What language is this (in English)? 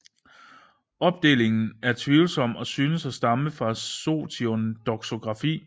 Danish